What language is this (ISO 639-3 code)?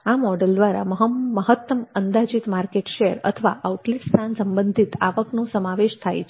guj